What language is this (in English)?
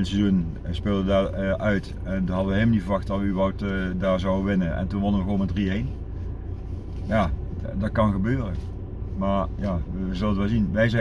Dutch